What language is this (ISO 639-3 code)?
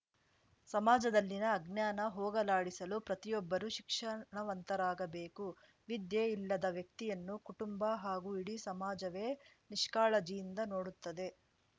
kan